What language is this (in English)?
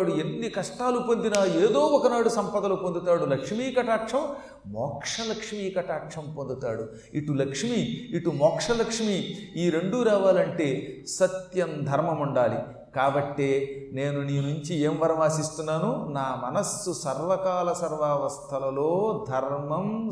Telugu